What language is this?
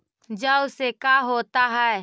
Magahi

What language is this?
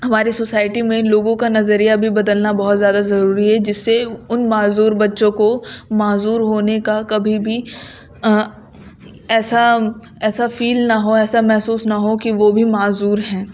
Urdu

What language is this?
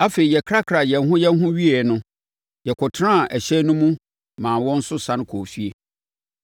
Akan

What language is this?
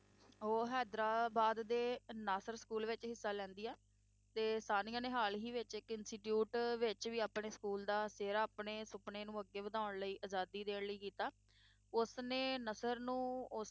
Punjabi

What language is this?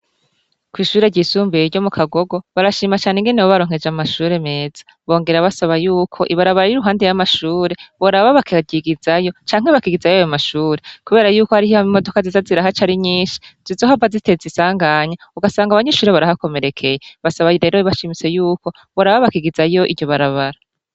Rundi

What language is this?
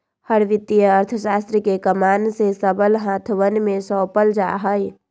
Magahi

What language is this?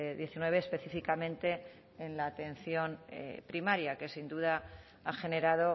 Spanish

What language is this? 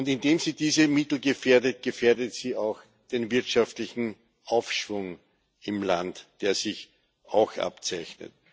German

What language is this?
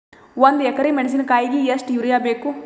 Kannada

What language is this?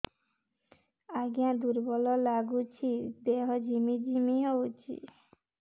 Odia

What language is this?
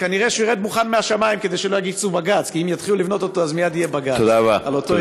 Hebrew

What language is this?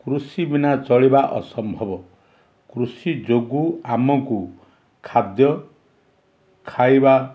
Odia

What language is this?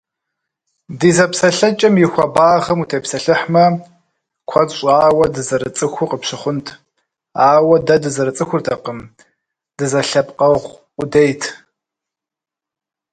Kabardian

